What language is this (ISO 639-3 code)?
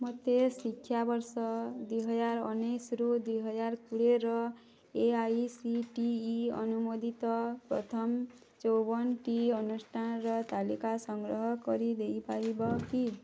ori